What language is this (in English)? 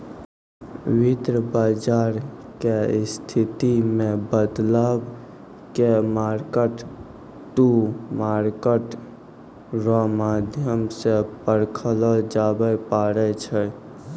Maithili